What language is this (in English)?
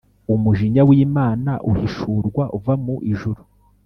Kinyarwanda